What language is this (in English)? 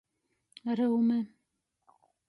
Latgalian